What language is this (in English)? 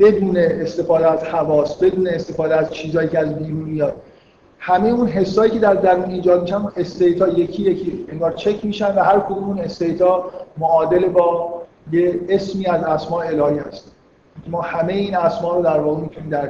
Persian